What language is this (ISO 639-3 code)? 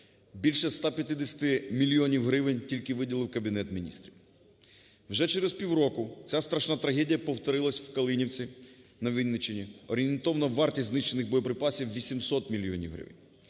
ukr